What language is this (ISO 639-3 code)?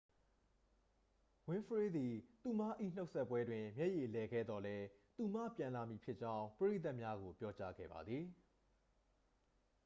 mya